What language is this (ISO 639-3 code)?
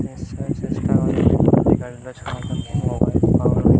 ori